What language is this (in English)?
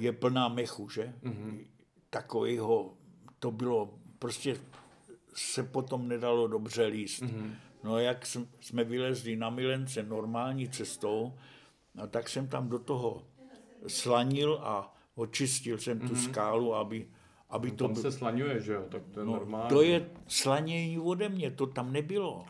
Czech